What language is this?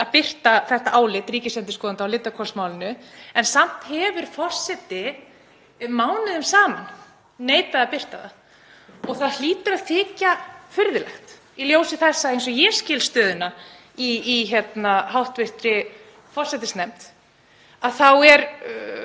Icelandic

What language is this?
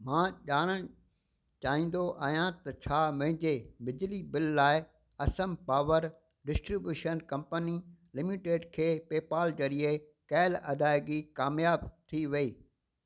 Sindhi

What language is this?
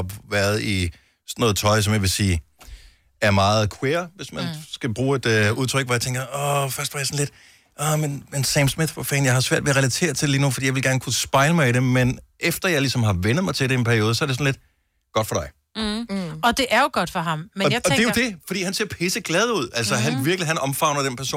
Danish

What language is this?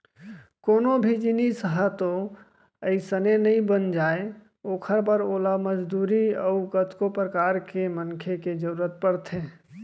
Chhattisgarhi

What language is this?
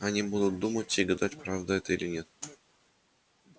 Russian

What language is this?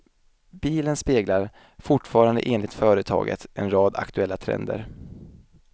Swedish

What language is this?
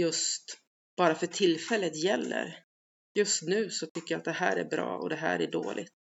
Swedish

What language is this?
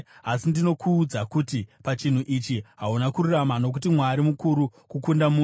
Shona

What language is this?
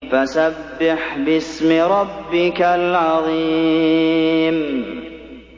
Arabic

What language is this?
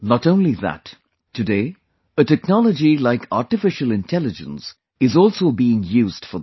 English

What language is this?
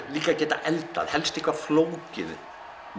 Icelandic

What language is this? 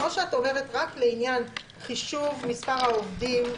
Hebrew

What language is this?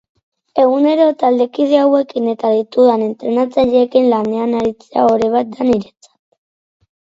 Basque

